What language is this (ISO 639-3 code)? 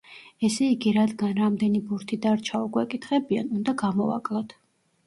kat